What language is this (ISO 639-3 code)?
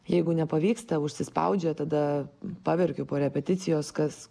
lit